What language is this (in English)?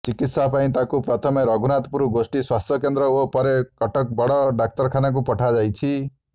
Odia